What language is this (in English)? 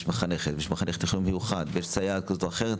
Hebrew